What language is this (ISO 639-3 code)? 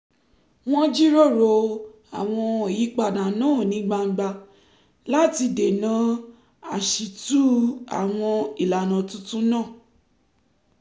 yor